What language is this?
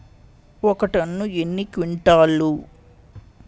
Telugu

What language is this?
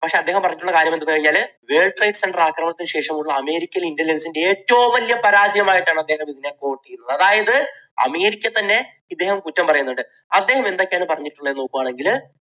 Malayalam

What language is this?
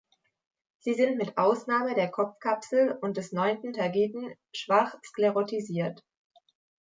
German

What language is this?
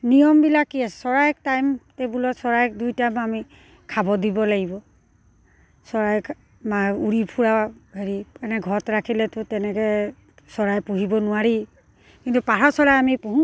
Assamese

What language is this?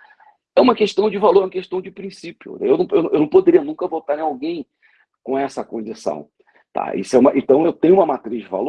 Portuguese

